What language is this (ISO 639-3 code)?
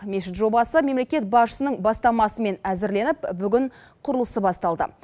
kaz